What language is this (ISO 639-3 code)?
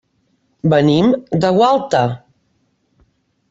cat